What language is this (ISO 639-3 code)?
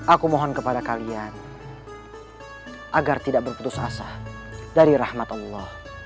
ind